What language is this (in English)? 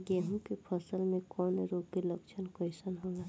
Bhojpuri